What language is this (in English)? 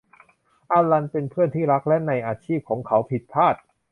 Thai